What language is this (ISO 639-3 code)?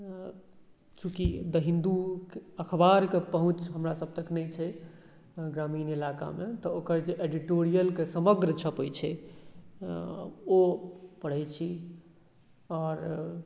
mai